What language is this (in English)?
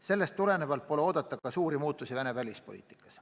Estonian